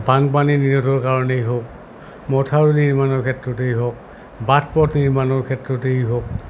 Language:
Assamese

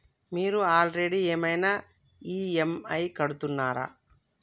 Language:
Telugu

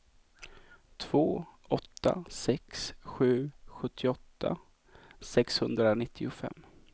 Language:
Swedish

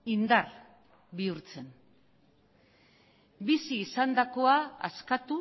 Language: Basque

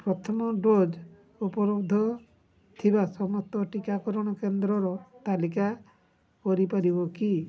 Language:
Odia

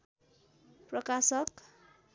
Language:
Nepali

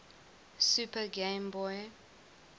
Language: English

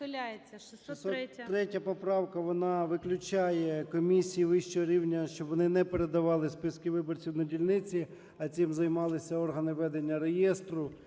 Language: Ukrainian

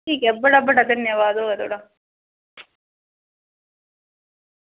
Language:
Dogri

